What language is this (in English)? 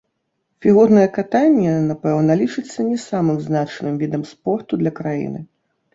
Belarusian